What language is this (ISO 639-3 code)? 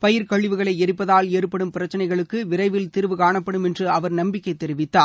tam